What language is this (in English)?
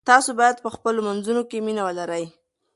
Pashto